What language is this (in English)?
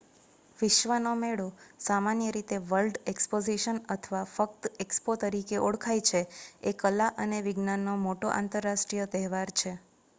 Gujarati